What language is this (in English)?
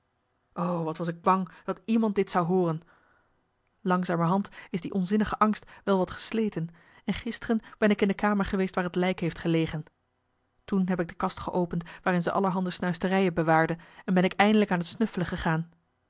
Dutch